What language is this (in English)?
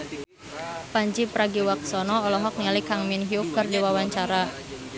Sundanese